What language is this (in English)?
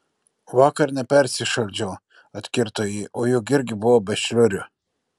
Lithuanian